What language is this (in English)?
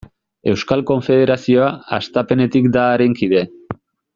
Basque